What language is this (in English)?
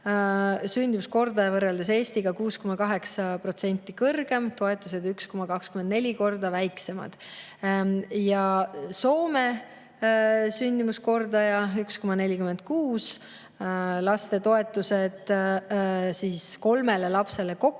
Estonian